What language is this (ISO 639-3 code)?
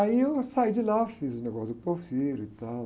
por